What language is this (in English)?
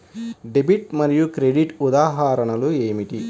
Telugu